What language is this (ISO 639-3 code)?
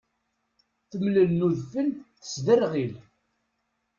kab